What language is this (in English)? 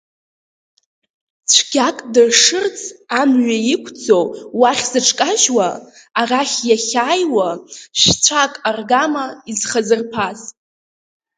Abkhazian